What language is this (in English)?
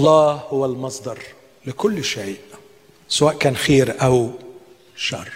Arabic